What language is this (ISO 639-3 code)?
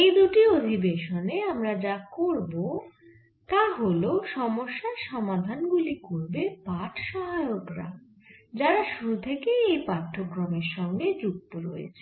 ben